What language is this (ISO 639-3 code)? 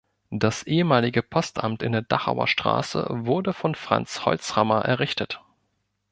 deu